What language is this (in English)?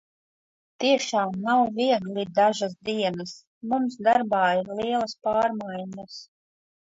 Latvian